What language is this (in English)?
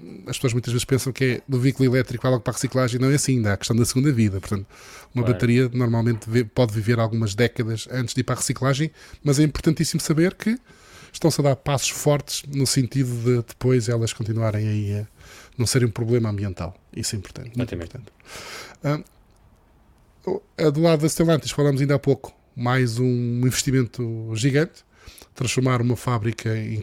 Portuguese